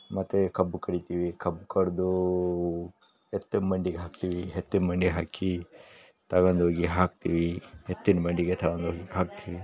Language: Kannada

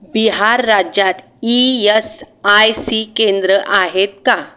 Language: Marathi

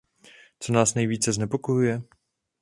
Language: Czech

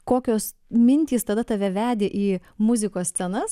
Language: Lithuanian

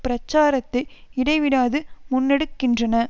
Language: Tamil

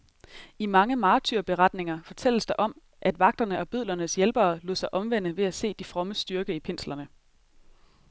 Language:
Danish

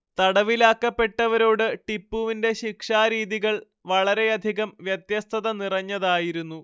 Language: Malayalam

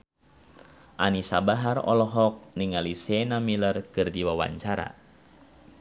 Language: Sundanese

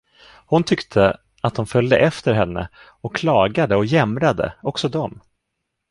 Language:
Swedish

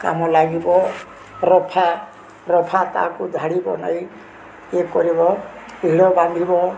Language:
Odia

